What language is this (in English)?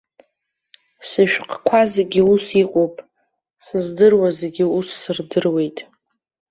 Abkhazian